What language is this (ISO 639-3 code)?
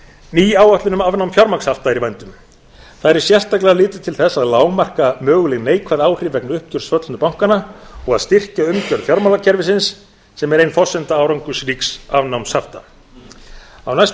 isl